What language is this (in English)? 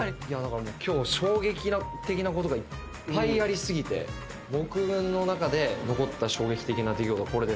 Japanese